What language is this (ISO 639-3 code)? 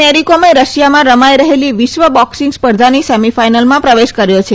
guj